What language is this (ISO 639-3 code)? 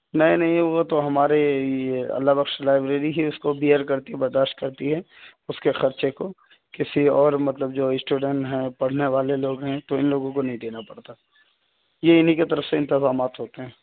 urd